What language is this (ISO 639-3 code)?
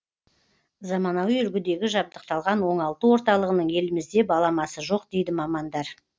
kaz